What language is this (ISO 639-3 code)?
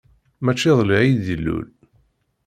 kab